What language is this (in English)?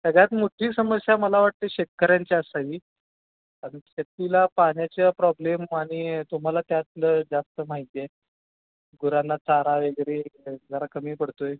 Marathi